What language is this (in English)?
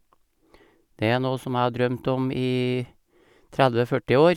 Norwegian